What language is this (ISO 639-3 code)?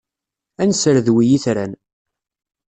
kab